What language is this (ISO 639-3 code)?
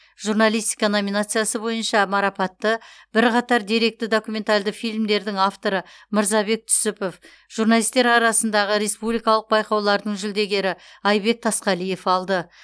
kaz